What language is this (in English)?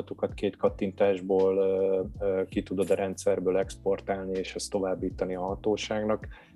Hungarian